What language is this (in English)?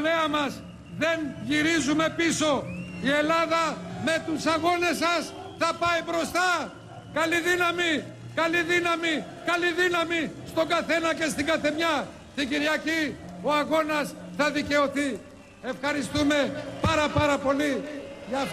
Greek